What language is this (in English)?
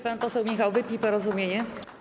Polish